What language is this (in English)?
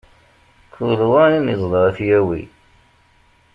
Kabyle